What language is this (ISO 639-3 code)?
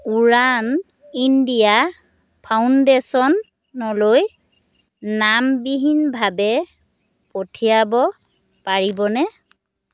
asm